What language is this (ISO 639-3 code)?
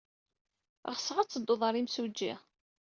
kab